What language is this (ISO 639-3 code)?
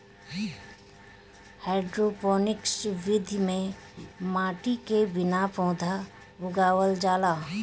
bho